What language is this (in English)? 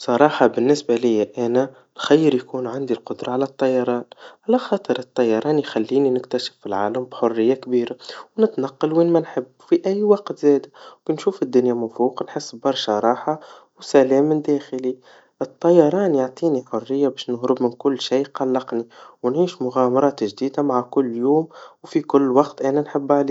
Tunisian Arabic